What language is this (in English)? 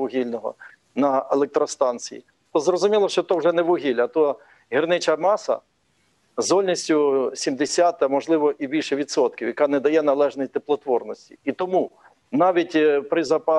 Ukrainian